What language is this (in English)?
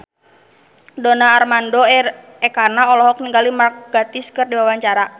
Sundanese